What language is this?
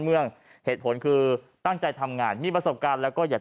Thai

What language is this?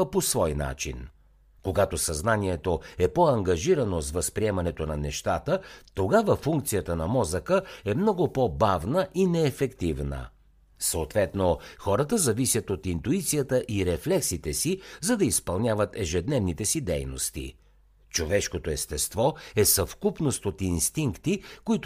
Bulgarian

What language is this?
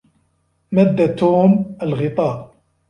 Arabic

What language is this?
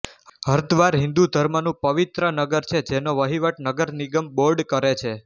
Gujarati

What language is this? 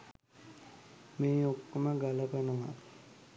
Sinhala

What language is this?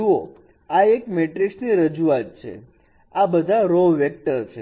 Gujarati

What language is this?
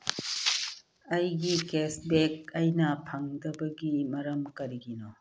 Manipuri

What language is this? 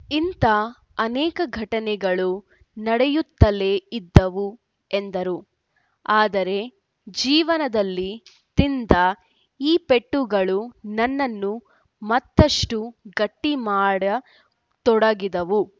Kannada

